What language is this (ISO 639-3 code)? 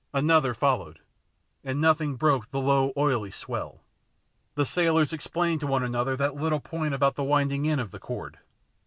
eng